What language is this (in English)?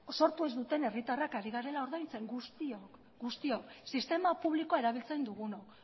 Basque